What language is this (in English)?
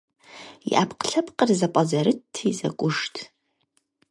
Kabardian